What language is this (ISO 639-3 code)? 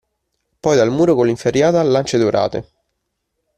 ita